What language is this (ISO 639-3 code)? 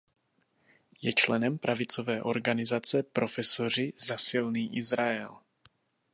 ces